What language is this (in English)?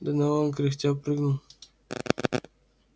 Russian